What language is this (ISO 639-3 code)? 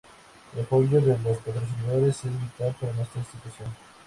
spa